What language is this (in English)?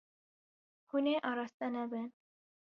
Kurdish